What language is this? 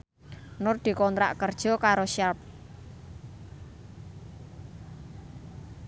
Javanese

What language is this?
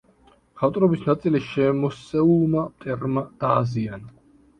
Georgian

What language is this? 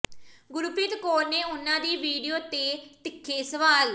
Punjabi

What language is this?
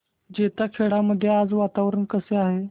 Marathi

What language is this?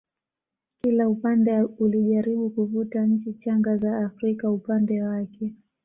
Swahili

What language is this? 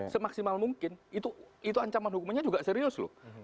Indonesian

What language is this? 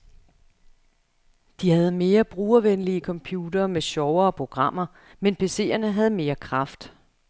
Danish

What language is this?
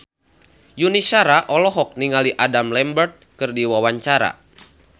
Sundanese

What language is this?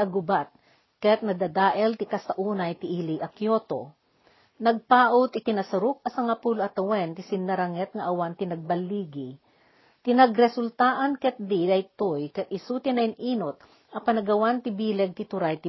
Filipino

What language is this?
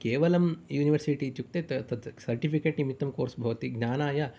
Sanskrit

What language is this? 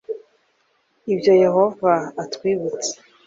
Kinyarwanda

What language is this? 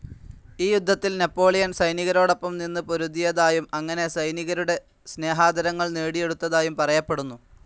Malayalam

